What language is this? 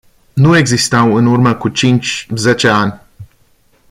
Romanian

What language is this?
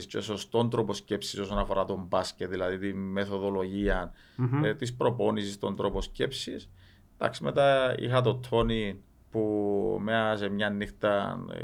Greek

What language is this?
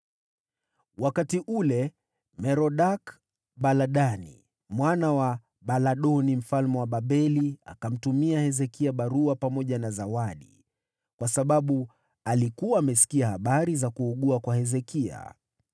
Swahili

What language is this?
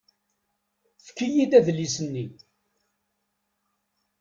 Kabyle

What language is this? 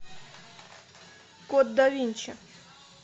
Russian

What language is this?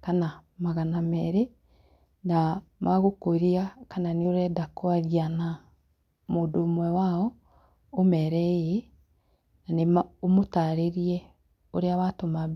Kikuyu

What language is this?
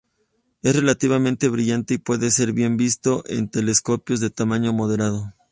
Spanish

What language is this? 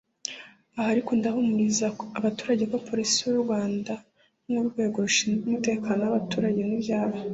Kinyarwanda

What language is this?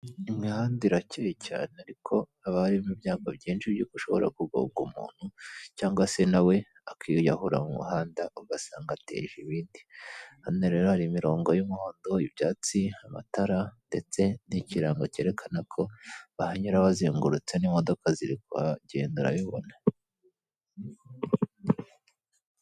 Kinyarwanda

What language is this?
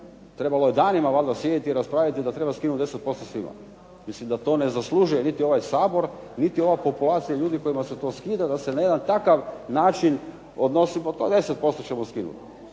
Croatian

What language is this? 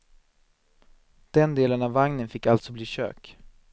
Swedish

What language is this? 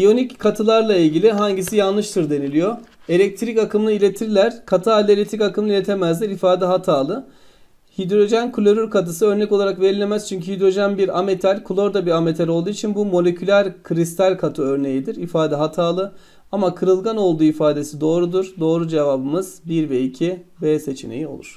Turkish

